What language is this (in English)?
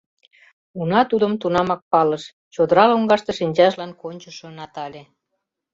Mari